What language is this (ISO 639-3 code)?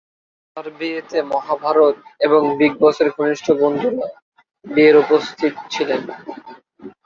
ben